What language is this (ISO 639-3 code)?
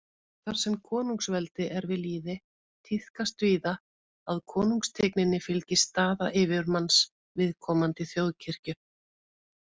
isl